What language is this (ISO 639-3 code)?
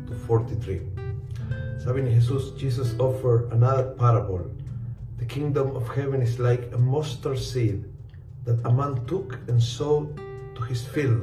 fil